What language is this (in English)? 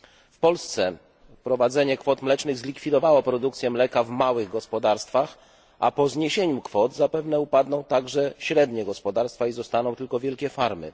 Polish